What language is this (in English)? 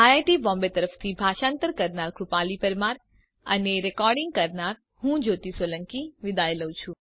Gujarati